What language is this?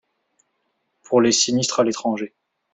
French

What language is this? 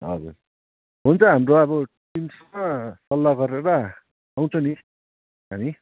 Nepali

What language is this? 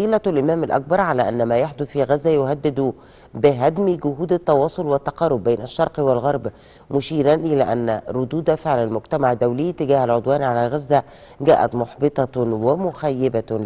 Arabic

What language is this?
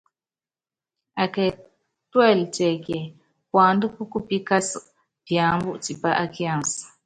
Yangben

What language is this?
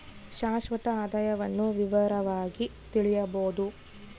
Kannada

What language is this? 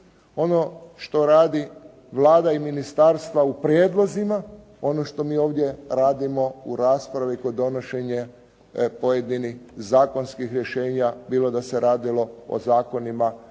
Croatian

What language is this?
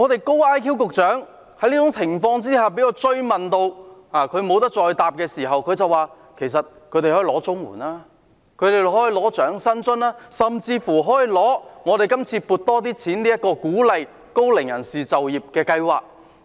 Cantonese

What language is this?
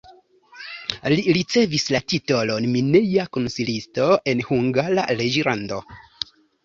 Esperanto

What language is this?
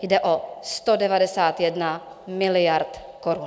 Czech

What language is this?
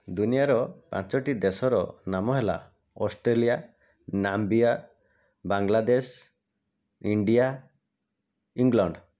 Odia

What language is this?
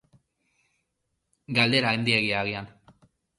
Basque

